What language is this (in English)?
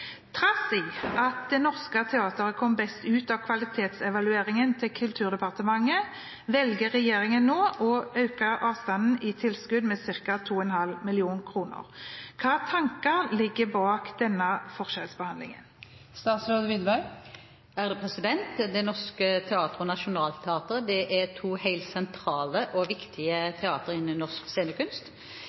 Norwegian Bokmål